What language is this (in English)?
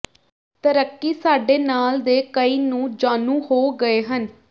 Punjabi